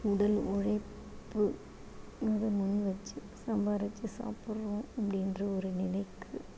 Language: Tamil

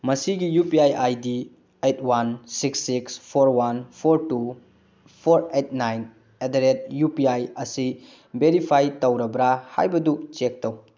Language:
Manipuri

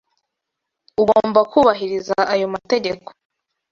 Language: Kinyarwanda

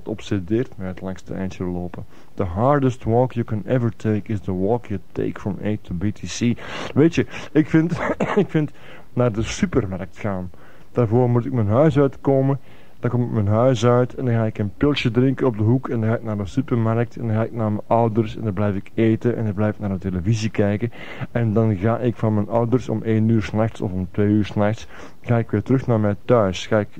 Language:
Dutch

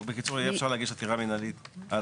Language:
Hebrew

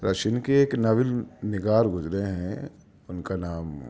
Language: Urdu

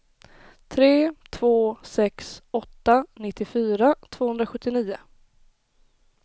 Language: Swedish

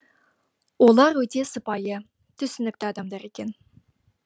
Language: Kazakh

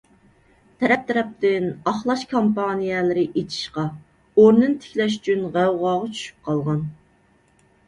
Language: Uyghur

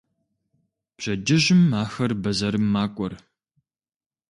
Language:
Kabardian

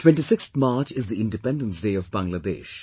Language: English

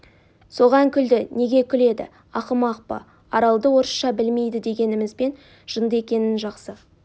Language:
Kazakh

